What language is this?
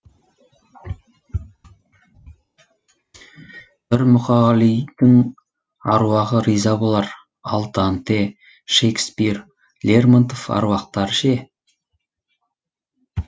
Kazakh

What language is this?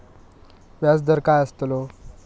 Marathi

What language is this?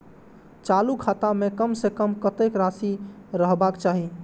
Maithili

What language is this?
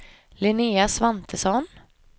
Swedish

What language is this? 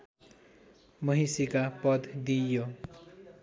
Nepali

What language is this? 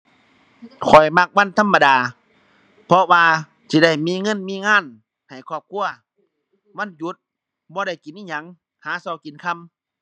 Thai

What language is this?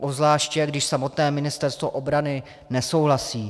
Czech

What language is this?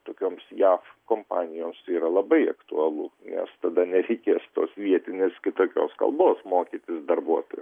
Lithuanian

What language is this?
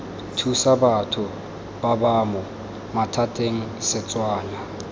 Tswana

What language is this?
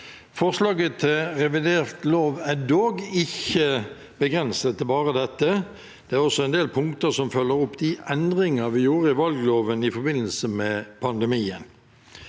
Norwegian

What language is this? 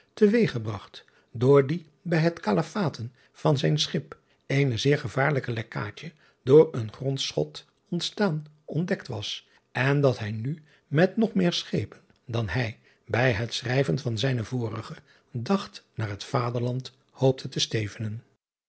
Dutch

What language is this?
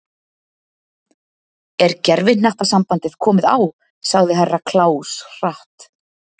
Icelandic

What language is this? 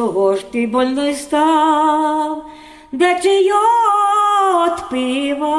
Ukrainian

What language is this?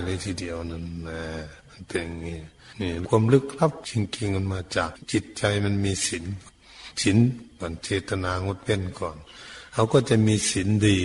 Thai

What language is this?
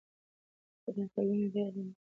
Pashto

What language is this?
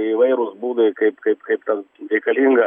Lithuanian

